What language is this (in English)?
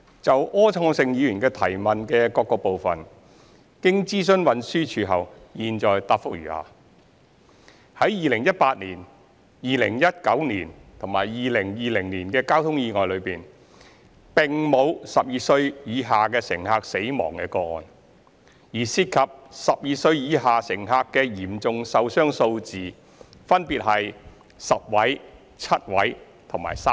Cantonese